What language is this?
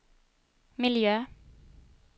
Swedish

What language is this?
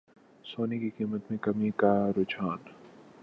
Urdu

